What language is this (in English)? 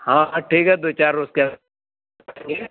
Urdu